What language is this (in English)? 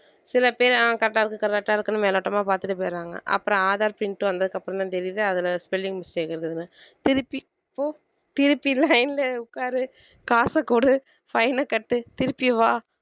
Tamil